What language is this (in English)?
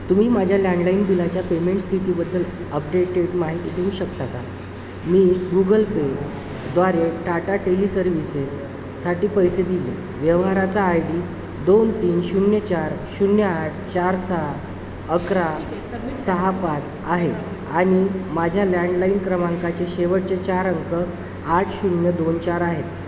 Marathi